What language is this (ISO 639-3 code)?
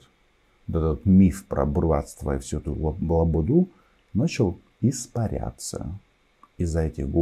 rus